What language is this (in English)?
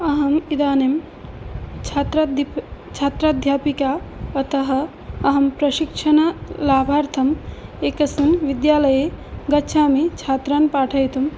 Sanskrit